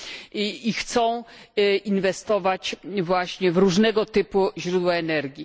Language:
Polish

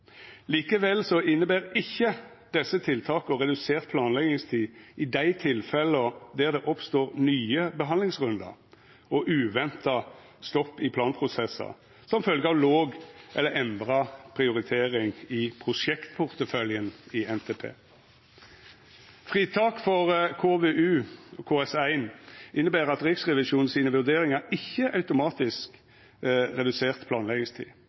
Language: Norwegian Nynorsk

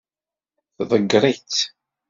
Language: Kabyle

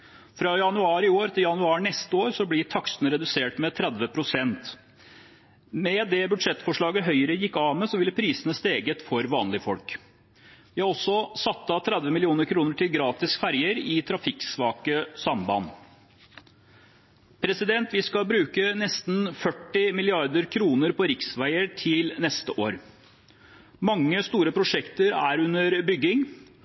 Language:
Norwegian Bokmål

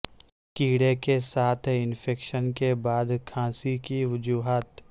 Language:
Urdu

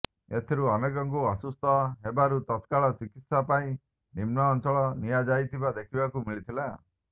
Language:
Odia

